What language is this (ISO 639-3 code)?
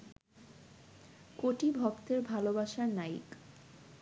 ben